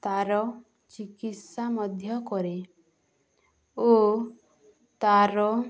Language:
Odia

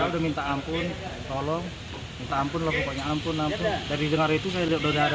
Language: Indonesian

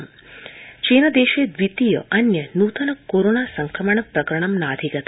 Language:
Sanskrit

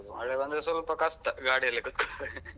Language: Kannada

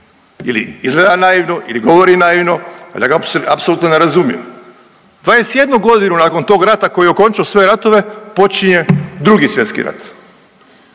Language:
Croatian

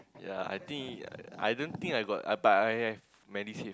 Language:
English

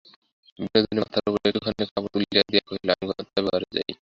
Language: Bangla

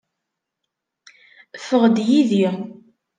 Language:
Kabyle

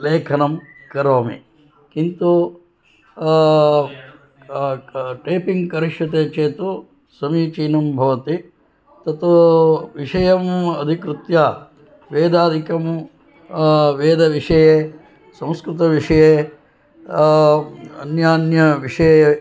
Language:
Sanskrit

